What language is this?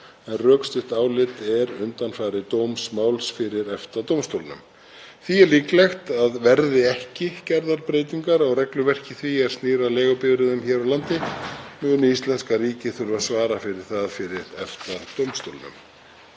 Icelandic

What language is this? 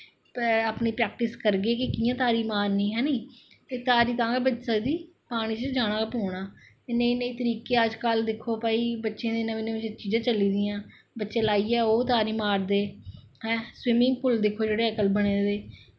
Dogri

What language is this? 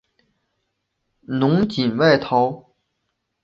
Chinese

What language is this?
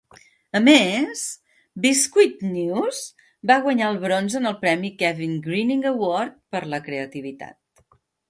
Catalan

